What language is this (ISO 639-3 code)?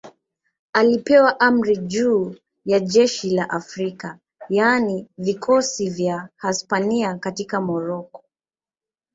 swa